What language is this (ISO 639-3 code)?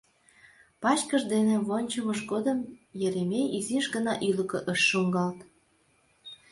chm